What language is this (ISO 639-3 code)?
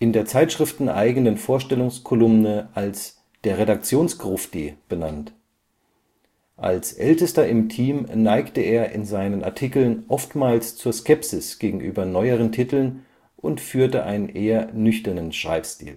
deu